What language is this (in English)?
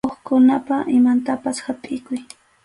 Arequipa-La Unión Quechua